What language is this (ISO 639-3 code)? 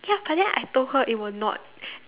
eng